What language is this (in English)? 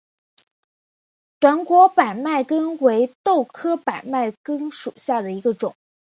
Chinese